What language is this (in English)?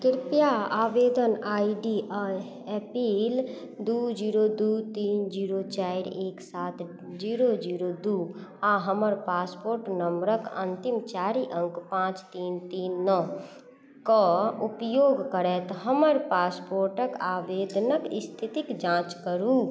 Maithili